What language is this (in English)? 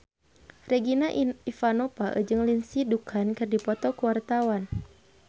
Sundanese